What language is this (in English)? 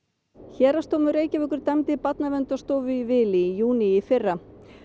Icelandic